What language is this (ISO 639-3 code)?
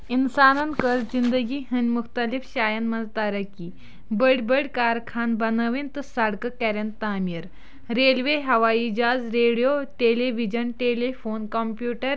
kas